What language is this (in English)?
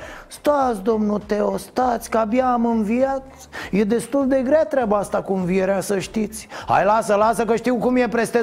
Romanian